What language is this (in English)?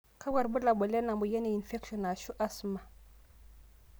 Masai